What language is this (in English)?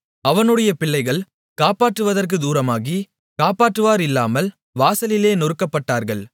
Tamil